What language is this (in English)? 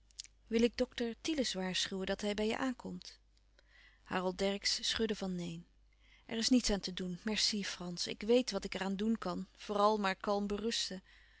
Dutch